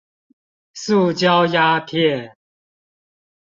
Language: Chinese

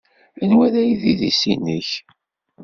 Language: Kabyle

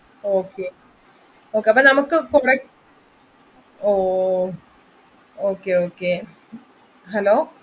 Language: Malayalam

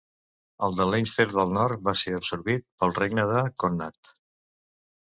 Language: Catalan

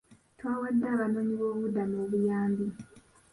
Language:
Ganda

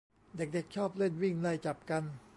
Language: Thai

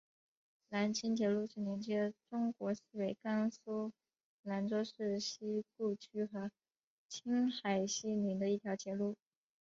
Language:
Chinese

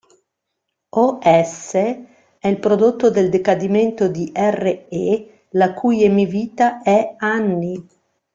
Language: Italian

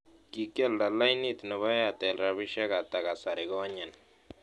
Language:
Kalenjin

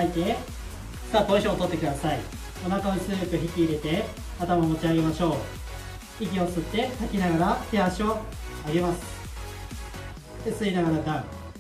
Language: Japanese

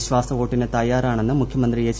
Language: Malayalam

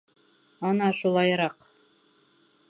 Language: Bashkir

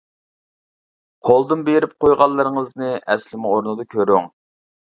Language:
Uyghur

